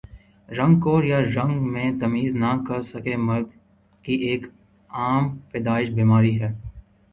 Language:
Urdu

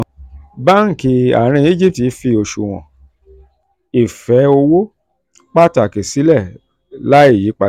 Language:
Yoruba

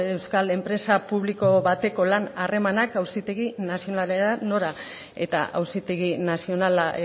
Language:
Basque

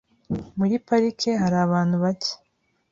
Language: Kinyarwanda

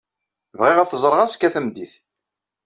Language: Kabyle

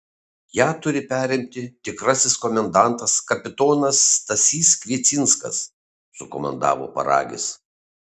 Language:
Lithuanian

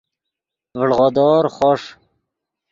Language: Yidgha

